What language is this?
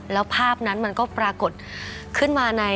Thai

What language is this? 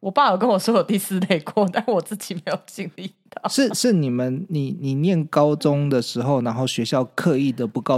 Chinese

